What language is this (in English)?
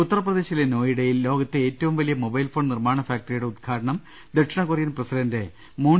Malayalam